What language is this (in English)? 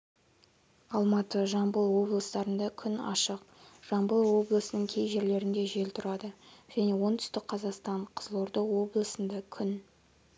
Kazakh